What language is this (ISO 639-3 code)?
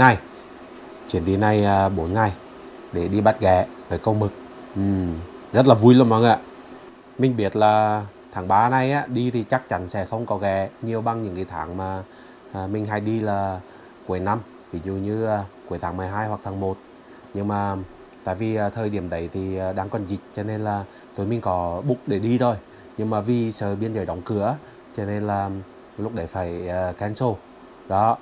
vie